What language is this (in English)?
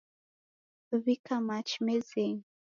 Taita